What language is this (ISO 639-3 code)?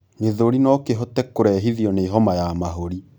kik